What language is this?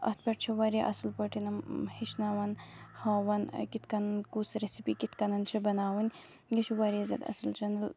Kashmiri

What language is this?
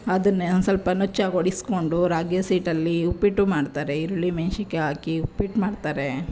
Kannada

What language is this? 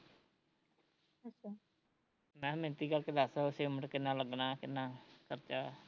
Punjabi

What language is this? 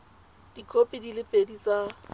Tswana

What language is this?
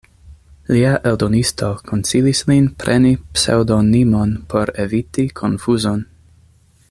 Esperanto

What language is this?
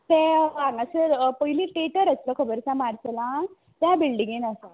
Konkani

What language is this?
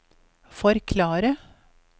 Norwegian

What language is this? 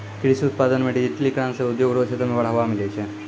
Maithili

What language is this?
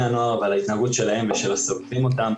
Hebrew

